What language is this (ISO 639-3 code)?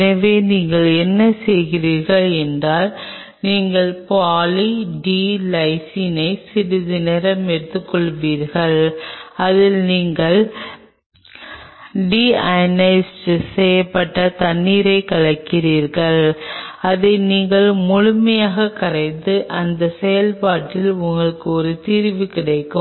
tam